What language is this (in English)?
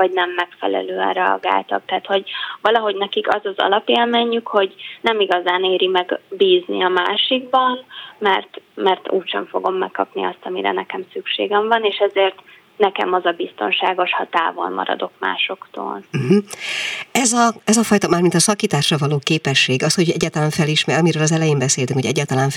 Hungarian